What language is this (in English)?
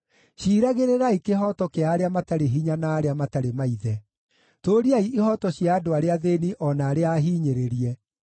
Kikuyu